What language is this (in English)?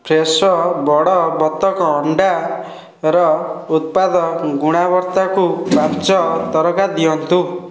Odia